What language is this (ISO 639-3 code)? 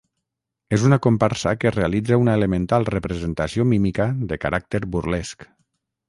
cat